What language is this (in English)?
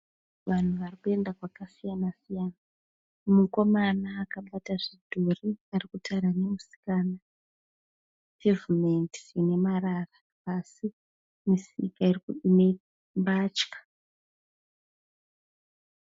Shona